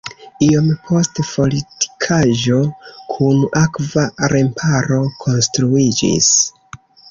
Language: Esperanto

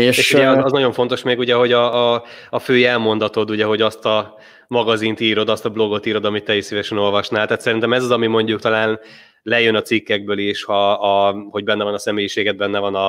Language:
Hungarian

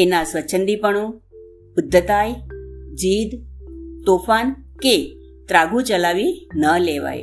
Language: Gujarati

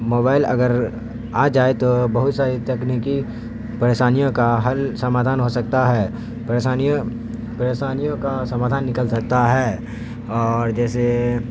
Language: Urdu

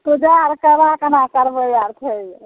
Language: Maithili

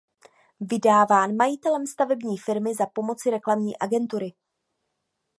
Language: Czech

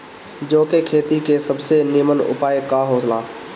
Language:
Bhojpuri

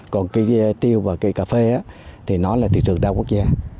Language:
Vietnamese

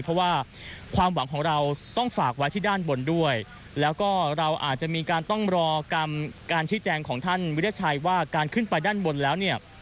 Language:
Thai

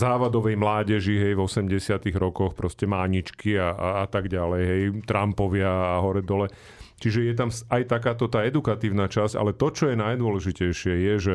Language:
Slovak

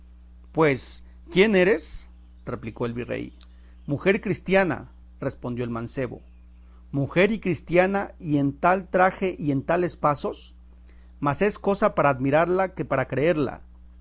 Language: Spanish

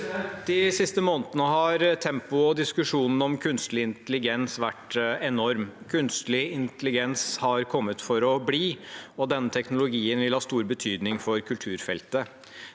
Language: Norwegian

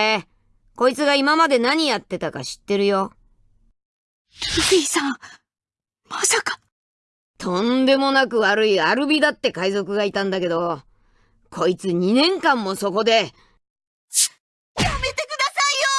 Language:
Japanese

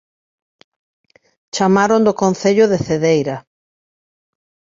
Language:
Galician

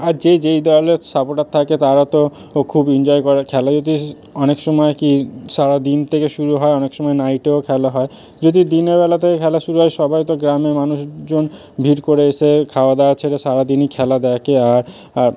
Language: Bangla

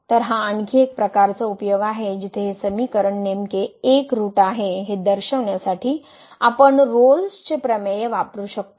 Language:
Marathi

